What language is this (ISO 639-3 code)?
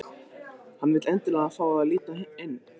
isl